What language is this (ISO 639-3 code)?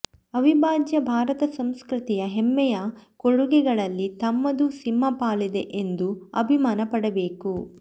kan